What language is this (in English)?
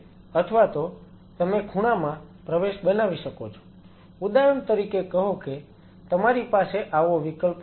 Gujarati